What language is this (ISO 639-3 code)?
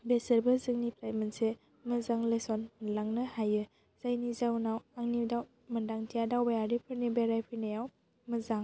brx